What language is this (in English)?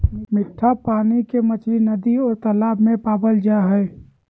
Magahi